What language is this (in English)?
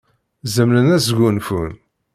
Kabyle